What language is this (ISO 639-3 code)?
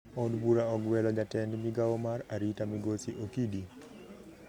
luo